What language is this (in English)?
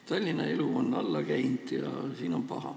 Estonian